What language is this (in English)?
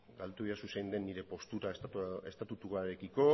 Basque